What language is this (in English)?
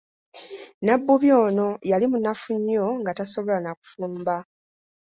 Ganda